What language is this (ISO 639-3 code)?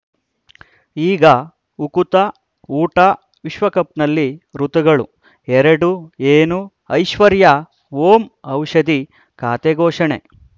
kan